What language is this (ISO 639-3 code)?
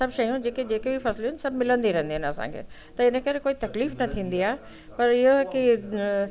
snd